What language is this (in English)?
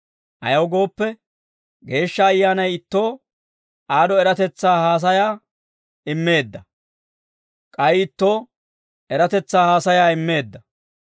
Dawro